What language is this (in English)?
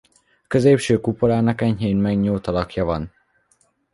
Hungarian